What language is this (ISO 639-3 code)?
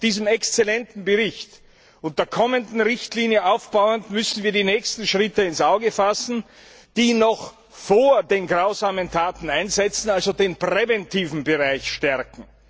deu